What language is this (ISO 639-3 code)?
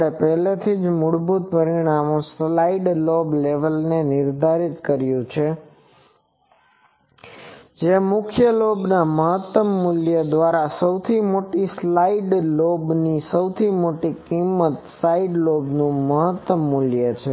guj